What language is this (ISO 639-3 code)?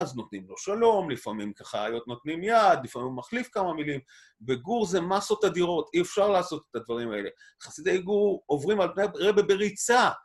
heb